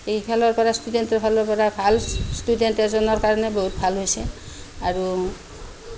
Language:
Assamese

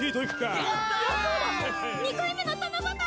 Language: Japanese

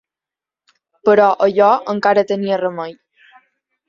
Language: Catalan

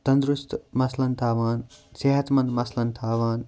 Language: Kashmiri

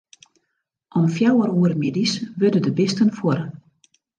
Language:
Western Frisian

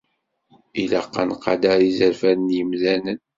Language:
Kabyle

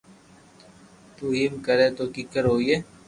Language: Loarki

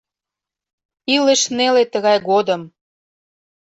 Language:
Mari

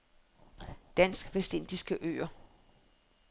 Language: Danish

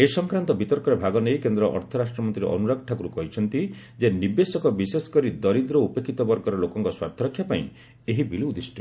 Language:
Odia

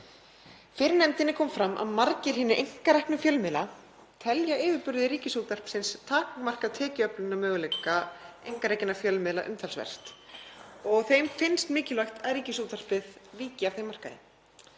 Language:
Icelandic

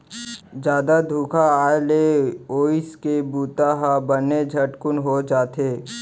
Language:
Chhattisgarhi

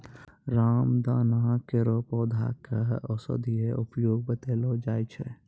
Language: Maithili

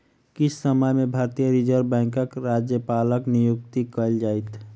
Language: Maithili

